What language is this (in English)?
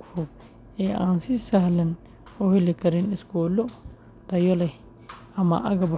Somali